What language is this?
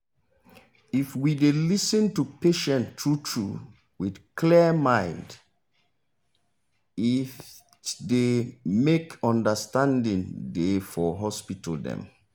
Nigerian Pidgin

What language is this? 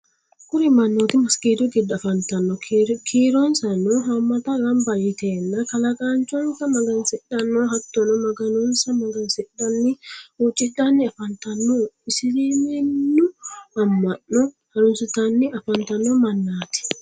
Sidamo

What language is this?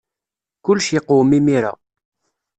Kabyle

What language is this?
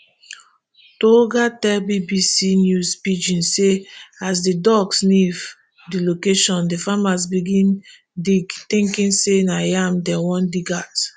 Nigerian Pidgin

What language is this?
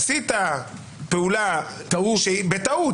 Hebrew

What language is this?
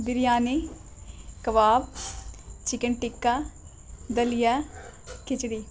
Urdu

